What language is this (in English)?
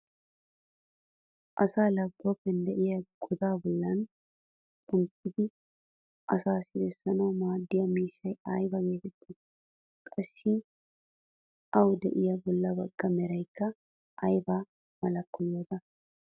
Wolaytta